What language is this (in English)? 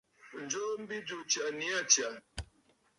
Bafut